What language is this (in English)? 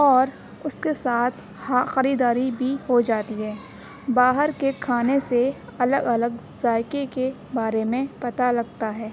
Urdu